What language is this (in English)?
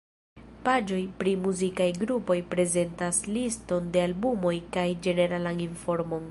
Esperanto